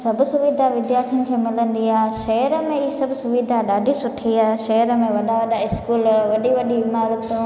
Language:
Sindhi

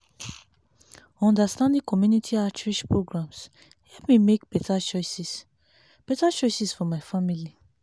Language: Nigerian Pidgin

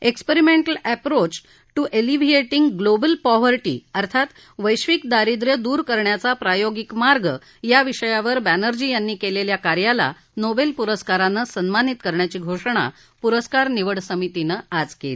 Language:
Marathi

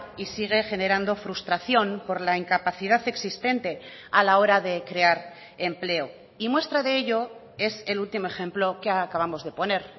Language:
Spanish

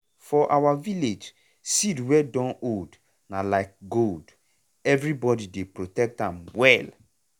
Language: Nigerian Pidgin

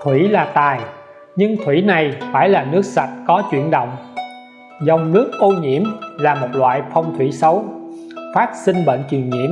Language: Vietnamese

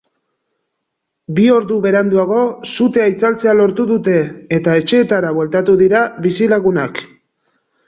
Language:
Basque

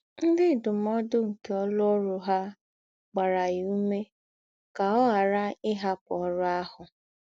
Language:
Igbo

